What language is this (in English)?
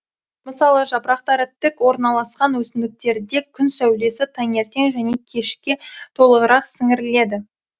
Kazakh